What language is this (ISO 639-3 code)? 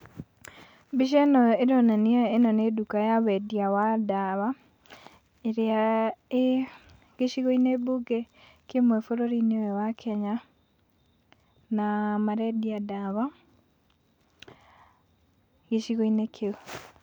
kik